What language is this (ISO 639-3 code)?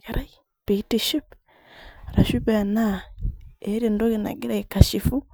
mas